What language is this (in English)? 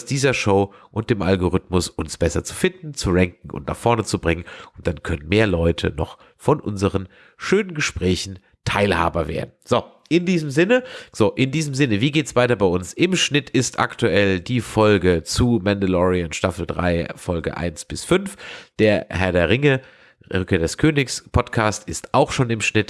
German